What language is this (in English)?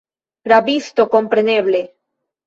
Esperanto